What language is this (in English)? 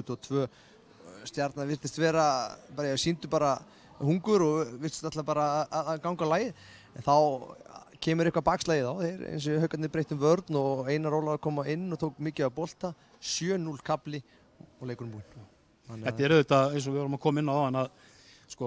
Dutch